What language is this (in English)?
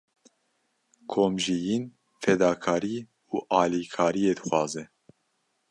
Kurdish